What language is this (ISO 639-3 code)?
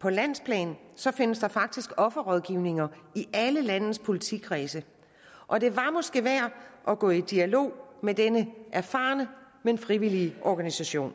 dan